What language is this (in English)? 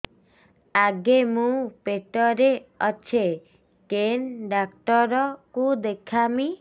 Odia